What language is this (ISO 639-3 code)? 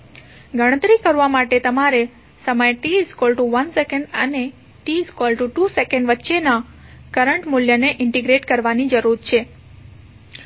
guj